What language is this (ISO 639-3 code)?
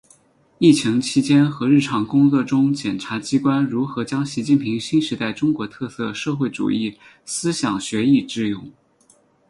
zho